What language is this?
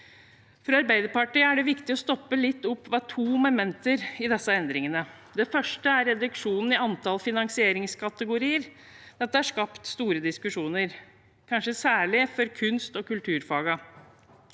Norwegian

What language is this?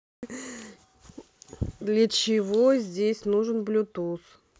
Russian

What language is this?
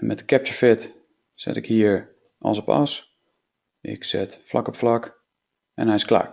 Dutch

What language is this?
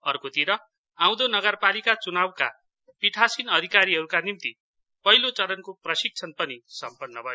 Nepali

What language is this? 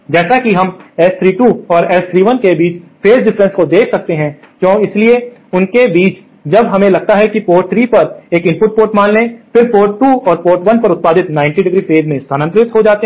Hindi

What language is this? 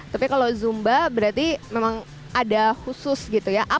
Indonesian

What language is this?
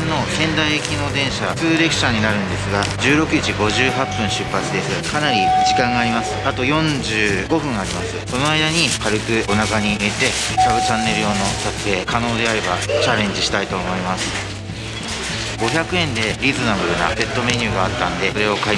Japanese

